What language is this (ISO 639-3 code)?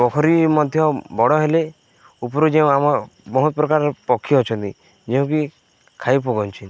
ori